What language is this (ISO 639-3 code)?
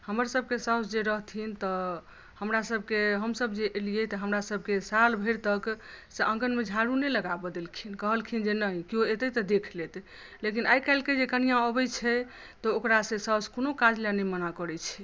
mai